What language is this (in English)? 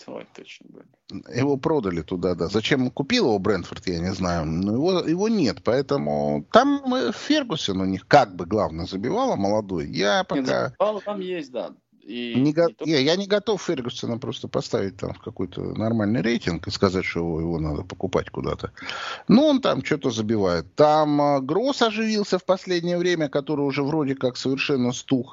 Russian